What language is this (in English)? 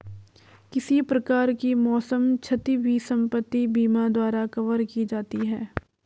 Hindi